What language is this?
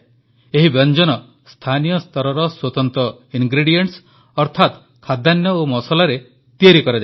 Odia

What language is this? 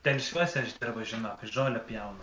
Lithuanian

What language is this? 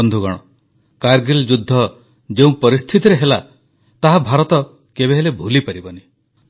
Odia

